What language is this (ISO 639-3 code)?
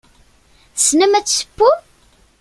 kab